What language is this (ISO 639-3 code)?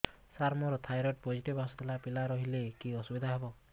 ori